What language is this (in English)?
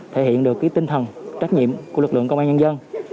Vietnamese